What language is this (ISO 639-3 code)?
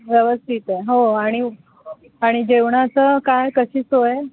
mar